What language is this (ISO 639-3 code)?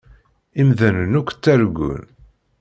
kab